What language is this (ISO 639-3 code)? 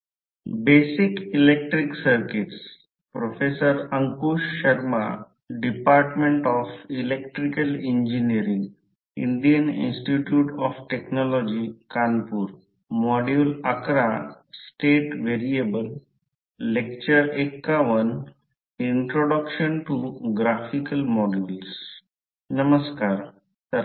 mar